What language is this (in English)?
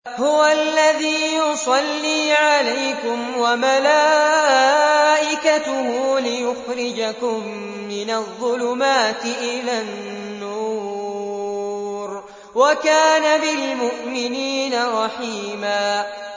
Arabic